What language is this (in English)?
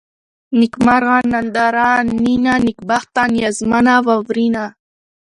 Pashto